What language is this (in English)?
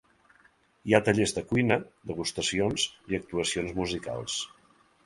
Catalan